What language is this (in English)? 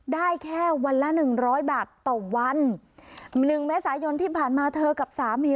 Thai